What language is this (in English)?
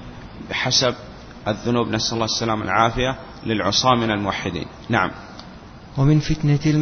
Arabic